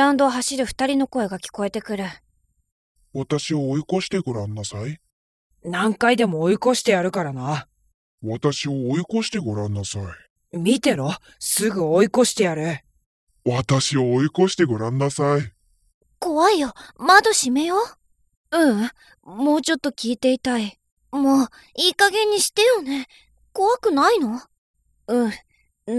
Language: Japanese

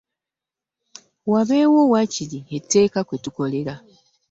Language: Ganda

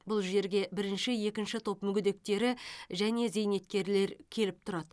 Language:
Kazakh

